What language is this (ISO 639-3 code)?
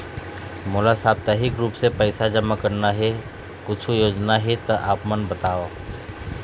hne